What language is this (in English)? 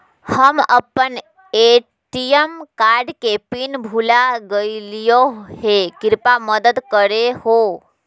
Magahi